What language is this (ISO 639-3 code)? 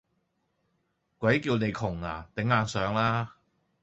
yue